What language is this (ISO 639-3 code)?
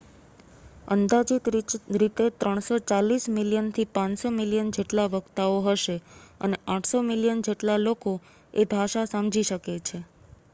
guj